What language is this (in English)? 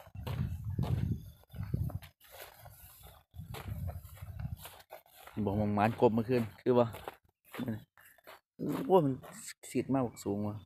Thai